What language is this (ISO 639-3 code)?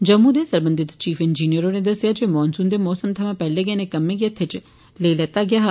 doi